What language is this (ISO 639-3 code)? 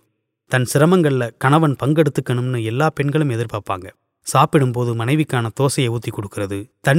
tam